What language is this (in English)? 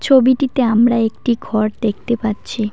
Bangla